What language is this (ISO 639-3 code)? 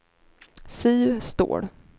swe